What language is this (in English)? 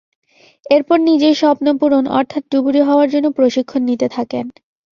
Bangla